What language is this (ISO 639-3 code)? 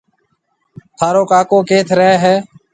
mve